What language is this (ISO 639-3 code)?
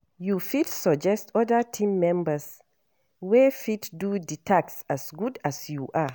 pcm